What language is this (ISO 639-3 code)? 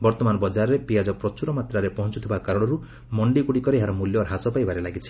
ori